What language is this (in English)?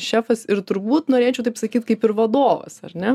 Lithuanian